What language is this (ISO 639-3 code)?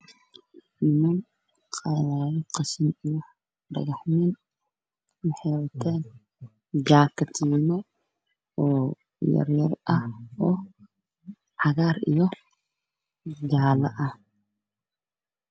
som